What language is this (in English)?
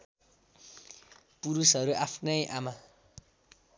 Nepali